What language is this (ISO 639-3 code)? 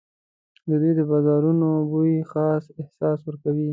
pus